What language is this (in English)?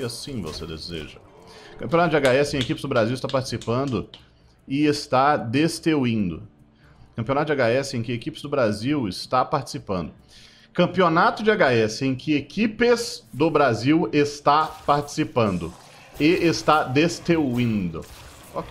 Portuguese